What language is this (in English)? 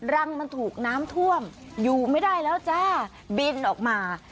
Thai